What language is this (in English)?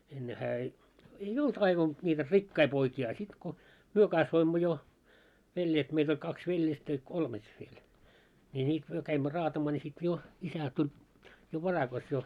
Finnish